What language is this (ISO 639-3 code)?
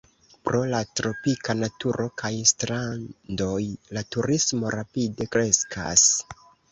epo